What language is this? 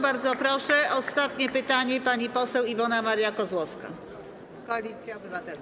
Polish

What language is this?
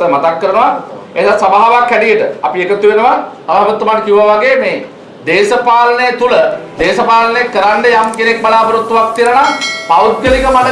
Sinhala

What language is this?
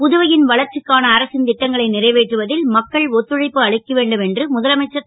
Tamil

